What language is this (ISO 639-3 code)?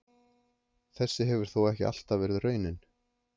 isl